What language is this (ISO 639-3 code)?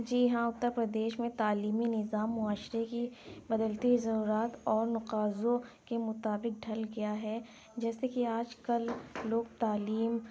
urd